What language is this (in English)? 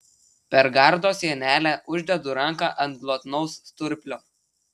Lithuanian